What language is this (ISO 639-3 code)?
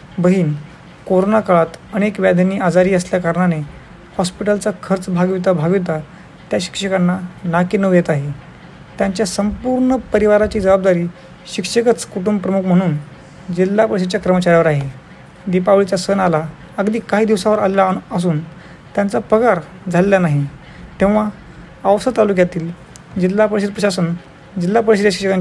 ron